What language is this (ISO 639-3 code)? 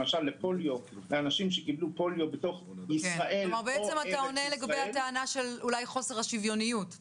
heb